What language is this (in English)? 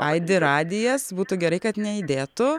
Lithuanian